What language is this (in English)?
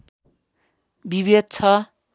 Nepali